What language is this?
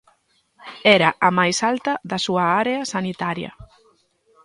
Galician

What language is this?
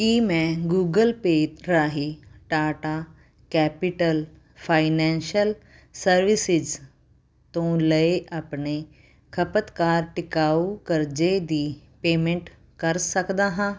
Punjabi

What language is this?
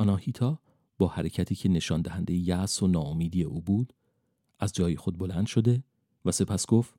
Persian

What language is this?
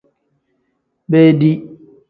Tem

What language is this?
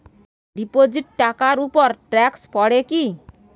Bangla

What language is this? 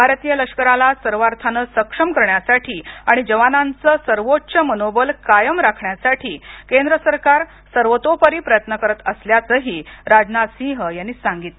Marathi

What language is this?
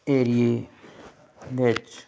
Punjabi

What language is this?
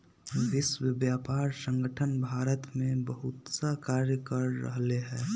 Magahi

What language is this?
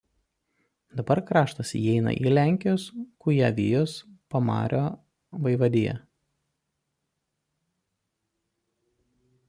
Lithuanian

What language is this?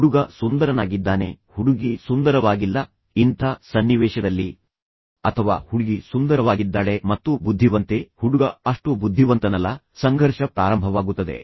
Kannada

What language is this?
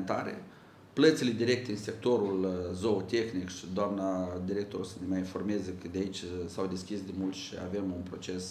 Romanian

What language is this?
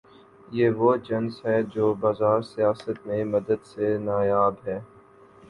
Urdu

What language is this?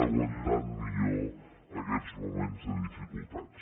Catalan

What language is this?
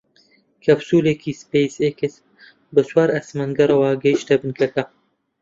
Central Kurdish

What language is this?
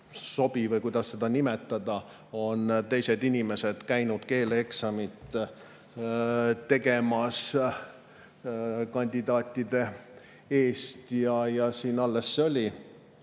Estonian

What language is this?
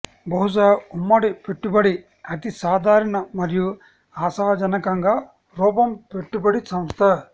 Telugu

